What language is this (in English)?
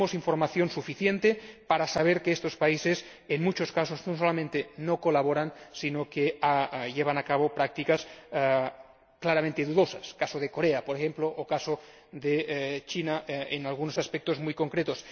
Spanish